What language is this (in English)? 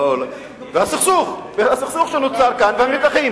Hebrew